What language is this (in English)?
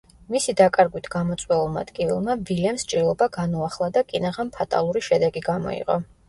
Georgian